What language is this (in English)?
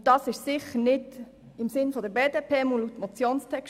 Swiss German